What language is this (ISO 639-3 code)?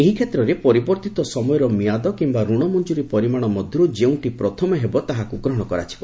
ori